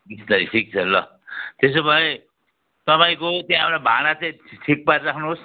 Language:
Nepali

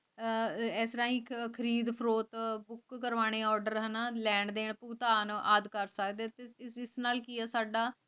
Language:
Punjabi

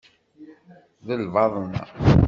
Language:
Kabyle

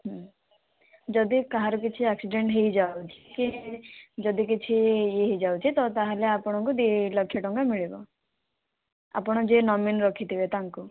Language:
Odia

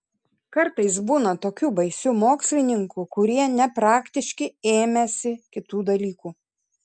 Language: Lithuanian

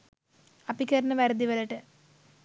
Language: Sinhala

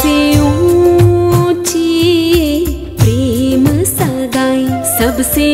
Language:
Hindi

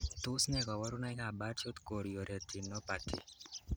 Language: Kalenjin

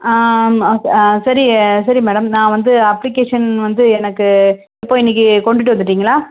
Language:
Tamil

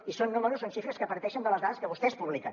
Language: Catalan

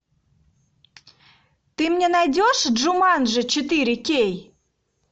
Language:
Russian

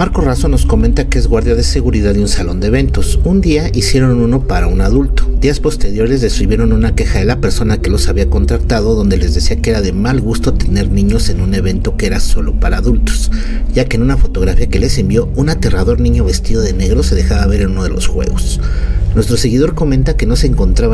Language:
Spanish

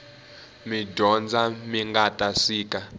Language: Tsonga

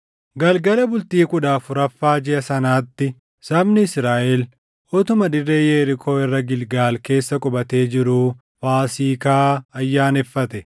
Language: Oromo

